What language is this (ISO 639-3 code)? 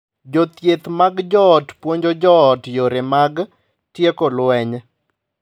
luo